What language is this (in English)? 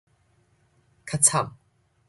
Min Nan Chinese